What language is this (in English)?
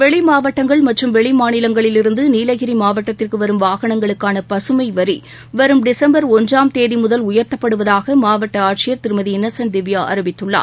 Tamil